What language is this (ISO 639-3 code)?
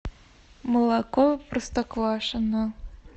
rus